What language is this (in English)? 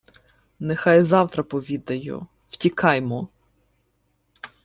Ukrainian